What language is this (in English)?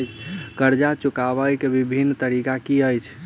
Maithili